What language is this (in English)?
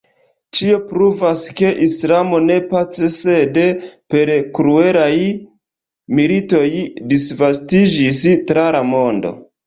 Esperanto